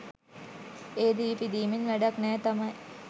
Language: Sinhala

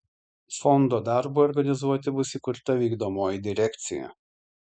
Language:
Lithuanian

